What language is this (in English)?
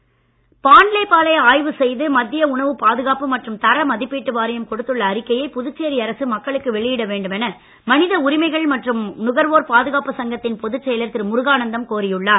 Tamil